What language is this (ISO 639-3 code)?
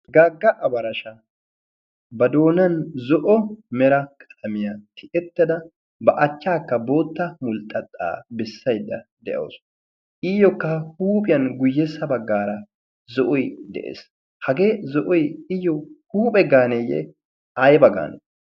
wal